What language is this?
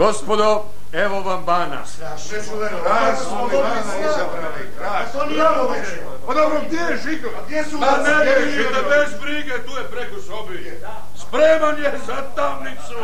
Croatian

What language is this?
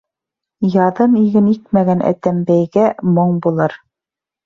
Bashkir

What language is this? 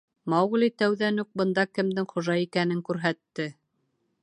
Bashkir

